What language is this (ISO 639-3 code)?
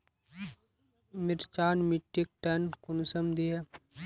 mag